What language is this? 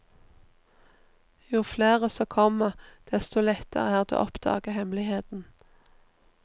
Norwegian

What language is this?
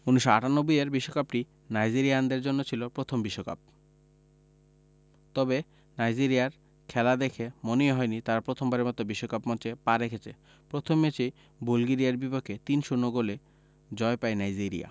Bangla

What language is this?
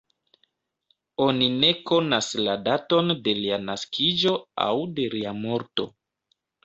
Esperanto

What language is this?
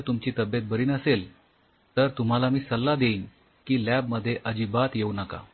Marathi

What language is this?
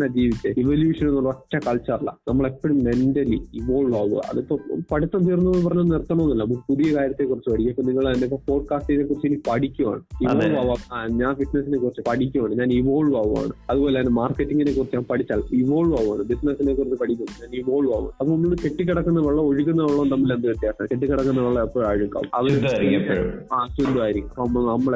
Malayalam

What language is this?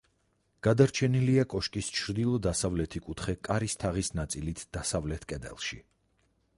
Georgian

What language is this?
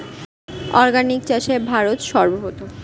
Bangla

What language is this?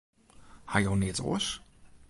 Western Frisian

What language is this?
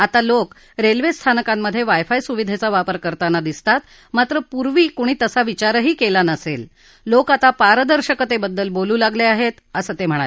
Marathi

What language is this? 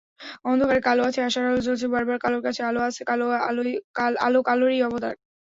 Bangla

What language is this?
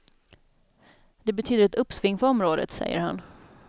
Swedish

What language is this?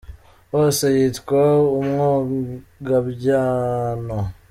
Kinyarwanda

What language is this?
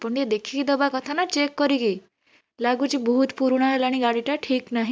Odia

